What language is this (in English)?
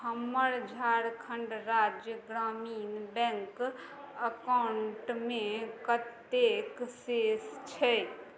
Maithili